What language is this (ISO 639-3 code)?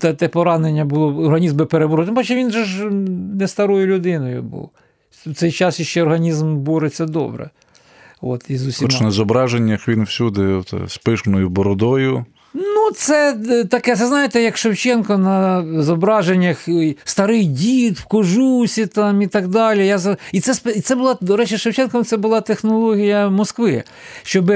ukr